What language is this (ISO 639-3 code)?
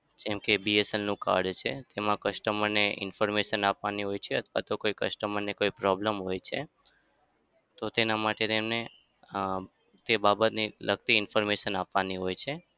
guj